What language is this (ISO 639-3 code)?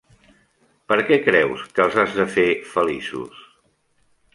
cat